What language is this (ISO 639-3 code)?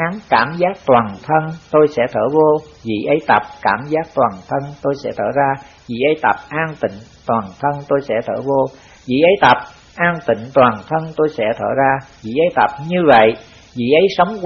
vie